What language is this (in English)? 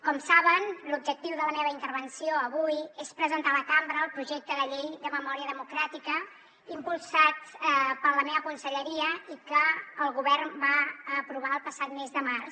Catalan